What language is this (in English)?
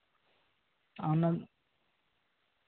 Santali